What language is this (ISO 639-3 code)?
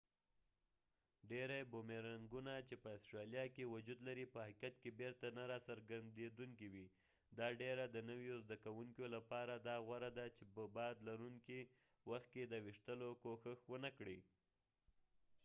pus